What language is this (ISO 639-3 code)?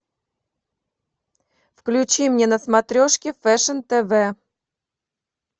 rus